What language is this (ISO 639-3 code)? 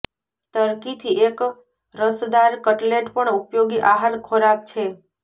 guj